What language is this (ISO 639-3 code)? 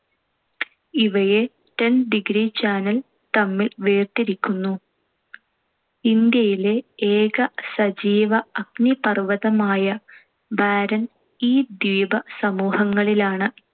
mal